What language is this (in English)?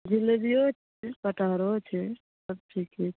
Maithili